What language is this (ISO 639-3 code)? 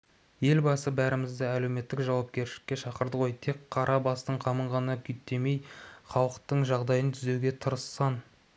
kaz